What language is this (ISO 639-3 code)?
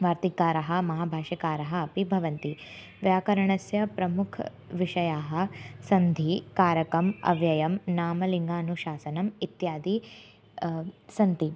san